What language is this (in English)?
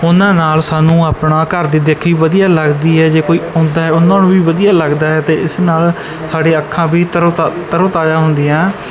Punjabi